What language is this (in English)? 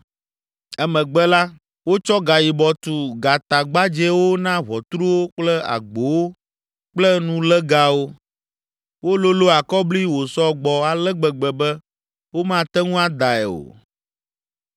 Ewe